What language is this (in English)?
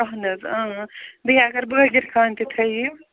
Kashmiri